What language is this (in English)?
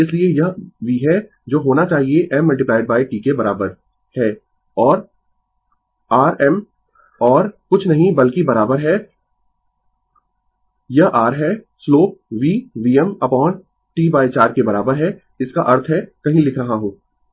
Hindi